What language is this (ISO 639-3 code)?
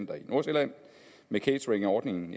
dan